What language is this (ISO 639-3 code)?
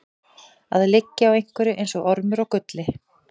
isl